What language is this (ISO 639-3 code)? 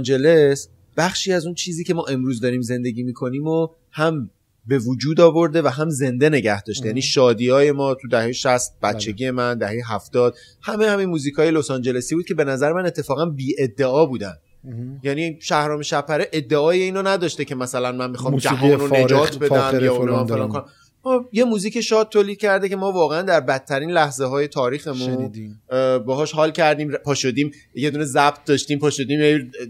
fas